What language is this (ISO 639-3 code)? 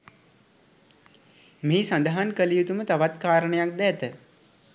sin